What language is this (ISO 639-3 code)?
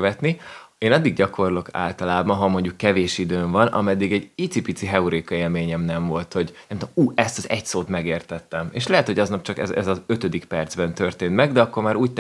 hun